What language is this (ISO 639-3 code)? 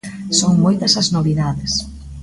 glg